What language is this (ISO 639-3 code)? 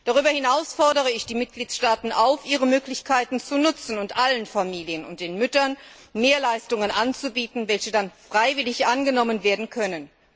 deu